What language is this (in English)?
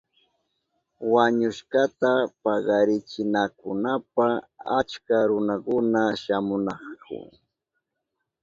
Southern Pastaza Quechua